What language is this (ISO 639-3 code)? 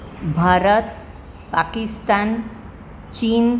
guj